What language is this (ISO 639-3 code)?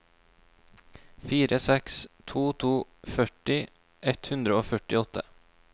nor